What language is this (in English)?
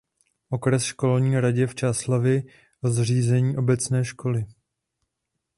Czech